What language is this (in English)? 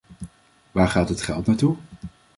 Dutch